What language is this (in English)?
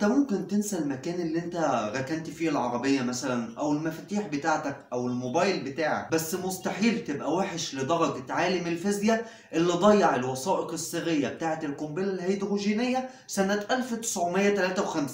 Arabic